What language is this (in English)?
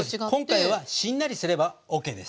Japanese